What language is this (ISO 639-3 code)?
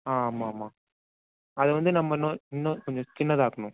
tam